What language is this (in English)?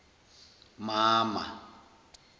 Zulu